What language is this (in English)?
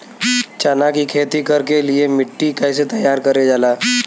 Bhojpuri